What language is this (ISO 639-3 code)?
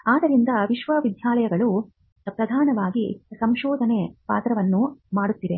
kan